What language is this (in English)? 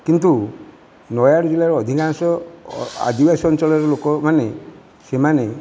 Odia